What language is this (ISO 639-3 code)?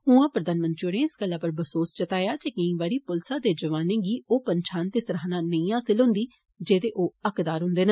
doi